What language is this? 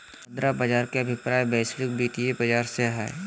Magahi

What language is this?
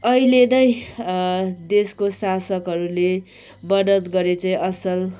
Nepali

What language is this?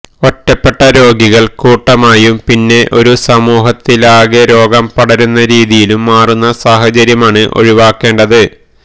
Malayalam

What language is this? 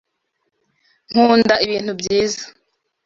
Kinyarwanda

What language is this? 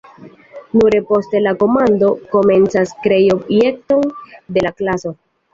Esperanto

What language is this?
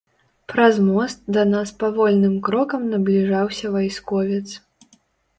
Belarusian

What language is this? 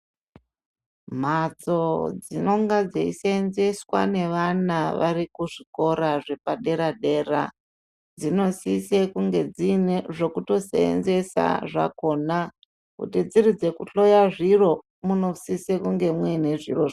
Ndau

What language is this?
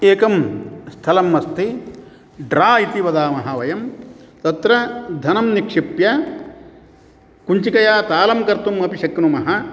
Sanskrit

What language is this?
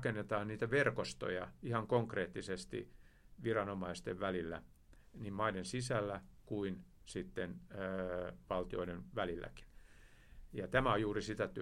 Finnish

